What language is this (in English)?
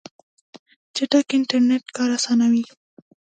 Pashto